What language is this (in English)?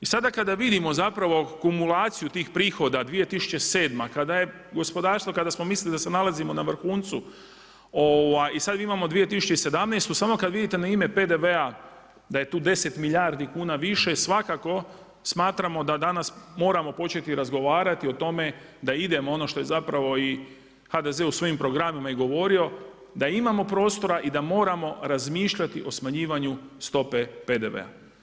Croatian